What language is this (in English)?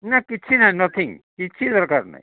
Odia